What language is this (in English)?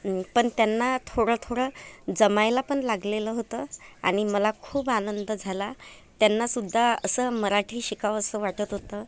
Marathi